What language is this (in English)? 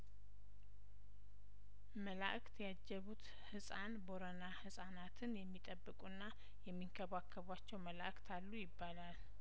Amharic